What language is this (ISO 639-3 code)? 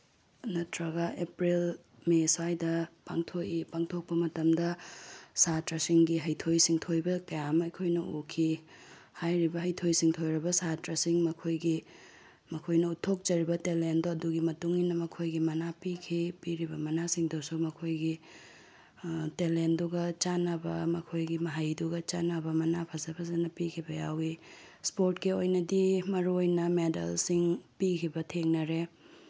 mni